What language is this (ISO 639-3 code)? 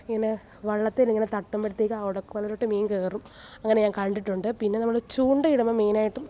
mal